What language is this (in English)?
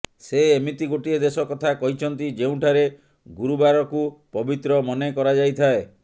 Odia